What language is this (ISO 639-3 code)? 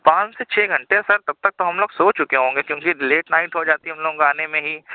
urd